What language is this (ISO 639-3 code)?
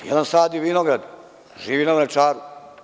srp